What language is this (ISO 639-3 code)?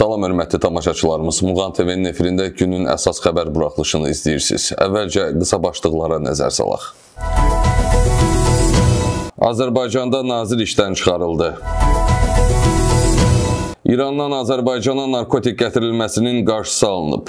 tur